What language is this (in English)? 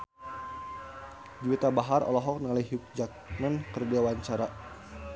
Sundanese